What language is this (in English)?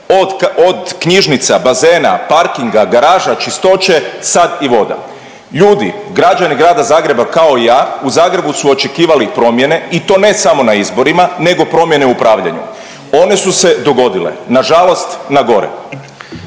Croatian